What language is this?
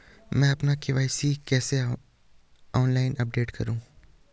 Hindi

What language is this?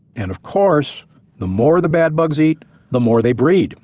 English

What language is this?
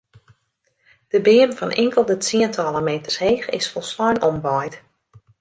Western Frisian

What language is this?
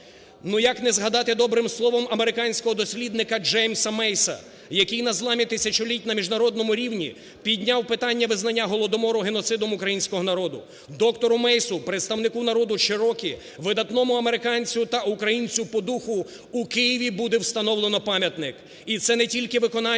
Ukrainian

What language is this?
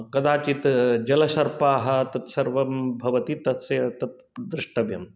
Sanskrit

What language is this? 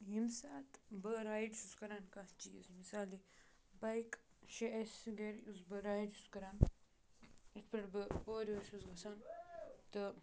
Kashmiri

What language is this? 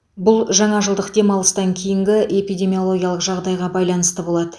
Kazakh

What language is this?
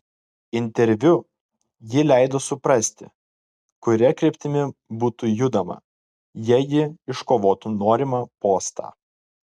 Lithuanian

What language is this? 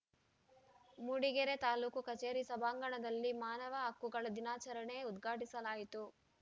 Kannada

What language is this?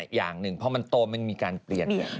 Thai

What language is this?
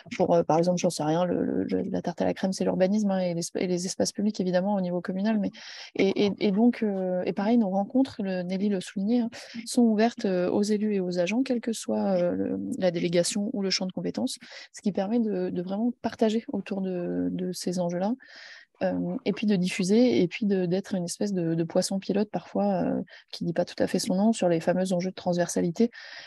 French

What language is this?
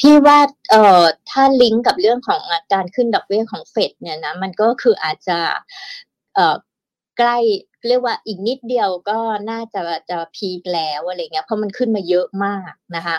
Thai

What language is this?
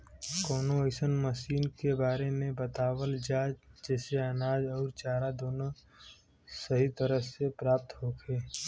Bhojpuri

